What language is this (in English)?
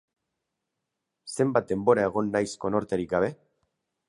Basque